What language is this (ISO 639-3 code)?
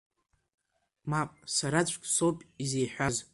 abk